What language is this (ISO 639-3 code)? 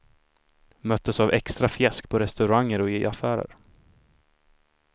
swe